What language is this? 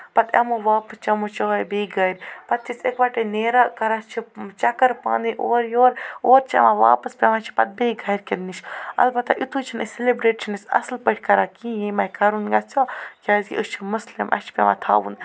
Kashmiri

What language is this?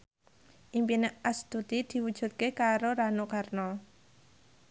Javanese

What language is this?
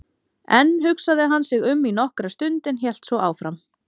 Icelandic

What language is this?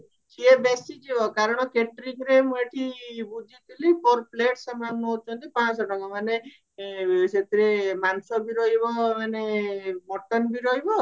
Odia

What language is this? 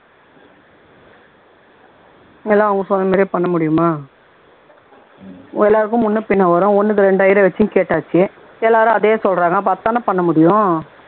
Tamil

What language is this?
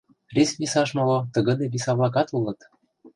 Mari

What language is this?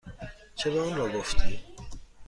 Persian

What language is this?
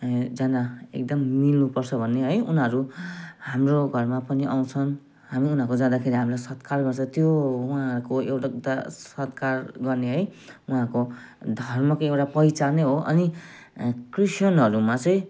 Nepali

